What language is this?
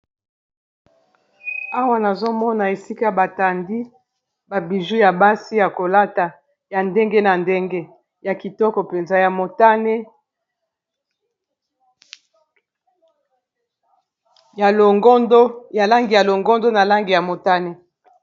Lingala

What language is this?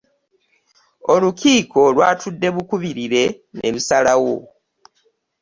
Ganda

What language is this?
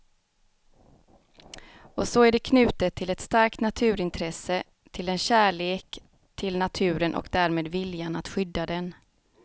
Swedish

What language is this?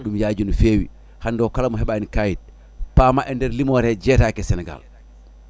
Fula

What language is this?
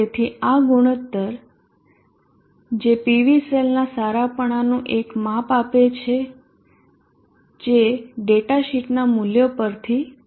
Gujarati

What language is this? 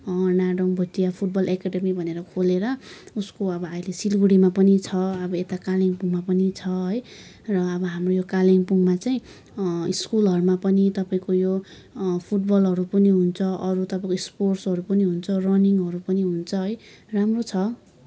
Nepali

